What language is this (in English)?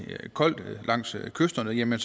Danish